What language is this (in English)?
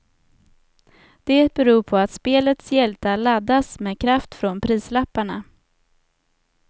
Swedish